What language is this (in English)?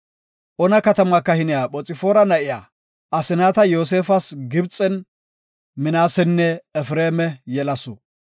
Gofa